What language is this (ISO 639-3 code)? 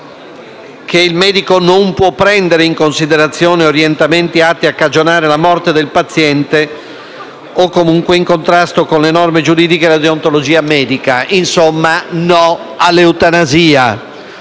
ita